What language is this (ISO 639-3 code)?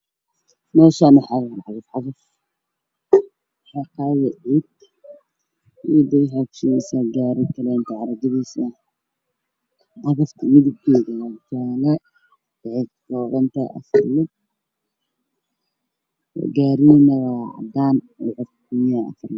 som